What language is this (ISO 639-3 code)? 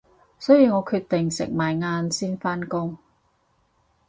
yue